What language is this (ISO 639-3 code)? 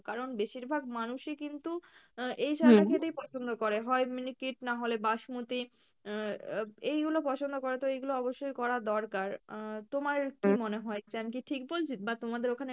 ben